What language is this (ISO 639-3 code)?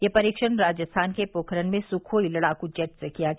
hin